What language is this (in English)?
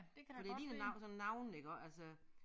Danish